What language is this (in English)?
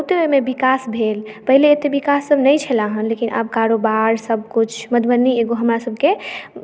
Maithili